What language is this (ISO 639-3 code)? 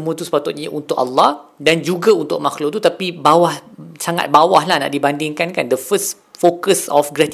msa